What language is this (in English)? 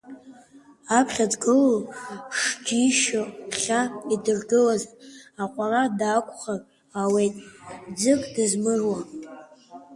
Abkhazian